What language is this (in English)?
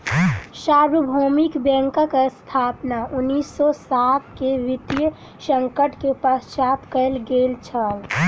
Maithili